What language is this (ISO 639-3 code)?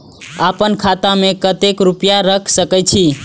mai